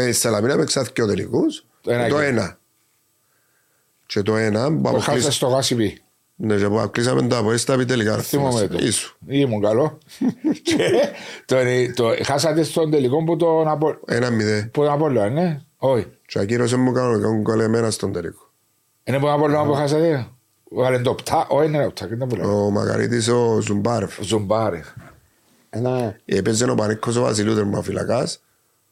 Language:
Greek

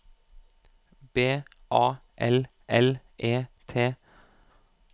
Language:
Norwegian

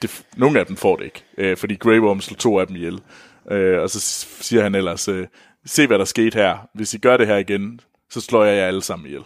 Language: Danish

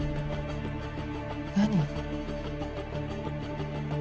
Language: Japanese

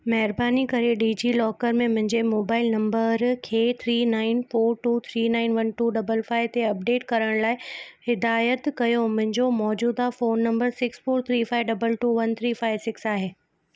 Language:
Sindhi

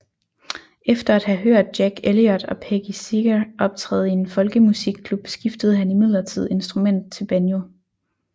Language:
Danish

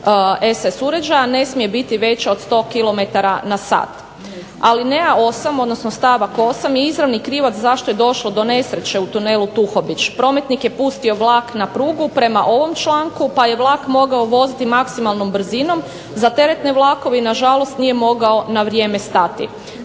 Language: Croatian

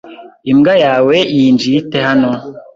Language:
Kinyarwanda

